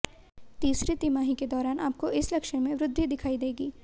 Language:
Hindi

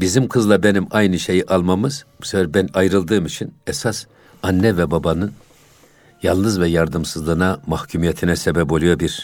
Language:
Turkish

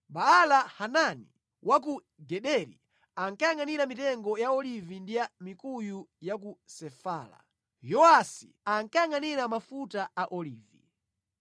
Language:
Nyanja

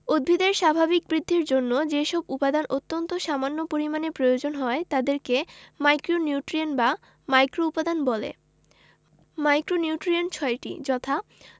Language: Bangla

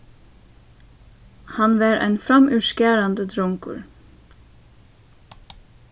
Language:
Faroese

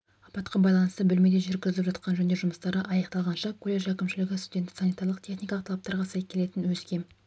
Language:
Kazakh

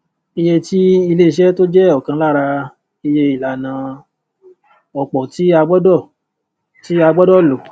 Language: Yoruba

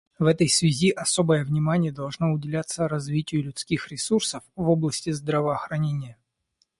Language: Russian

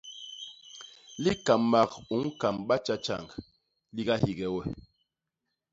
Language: Basaa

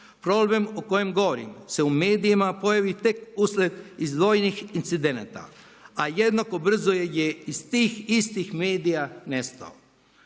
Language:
Croatian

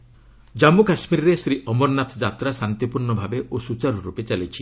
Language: Odia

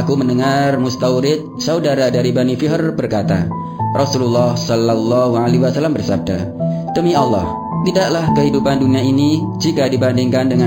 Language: Malay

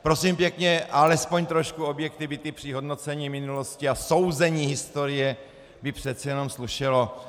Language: Czech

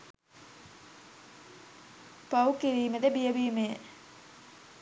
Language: Sinhala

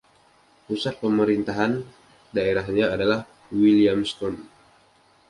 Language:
Indonesian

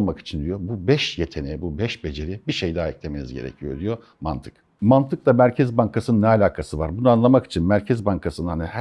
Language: Turkish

